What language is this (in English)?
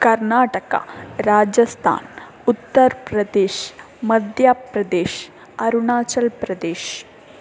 Kannada